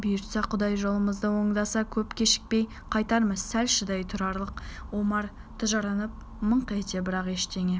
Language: Kazakh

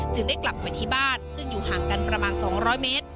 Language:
Thai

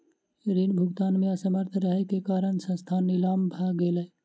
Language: Maithili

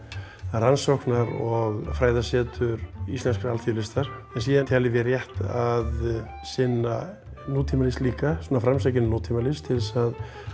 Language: Icelandic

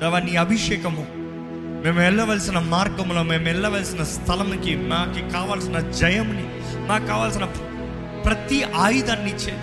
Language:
Telugu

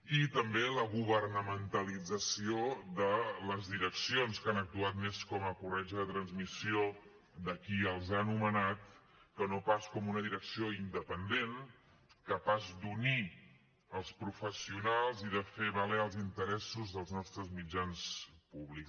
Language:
Catalan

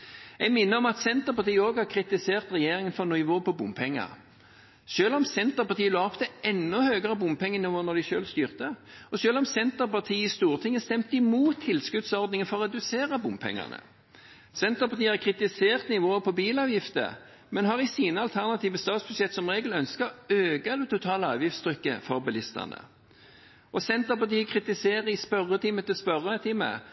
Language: Norwegian Bokmål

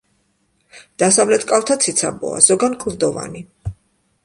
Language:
Georgian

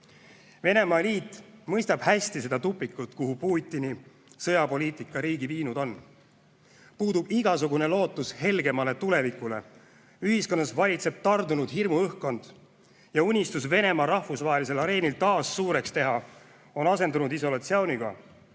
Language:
Estonian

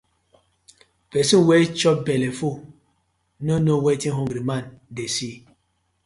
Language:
Nigerian Pidgin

